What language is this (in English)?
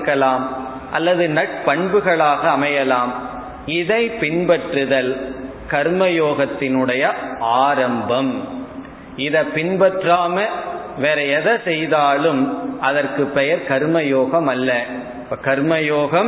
Tamil